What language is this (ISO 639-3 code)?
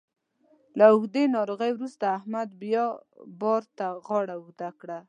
pus